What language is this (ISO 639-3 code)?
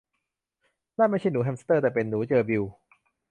tha